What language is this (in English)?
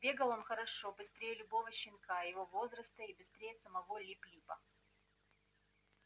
Russian